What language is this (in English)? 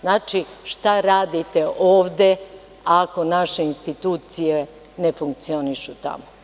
Serbian